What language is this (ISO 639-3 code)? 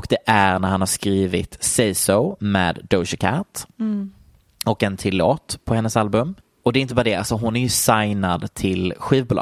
swe